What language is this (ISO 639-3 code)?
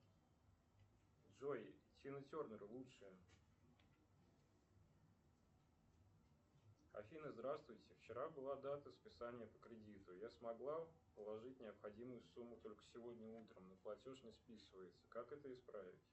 rus